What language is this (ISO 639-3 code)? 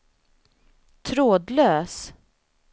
swe